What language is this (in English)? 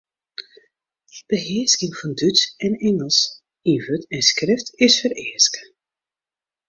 Western Frisian